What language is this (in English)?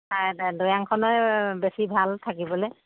Assamese